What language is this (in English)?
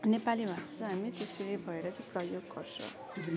Nepali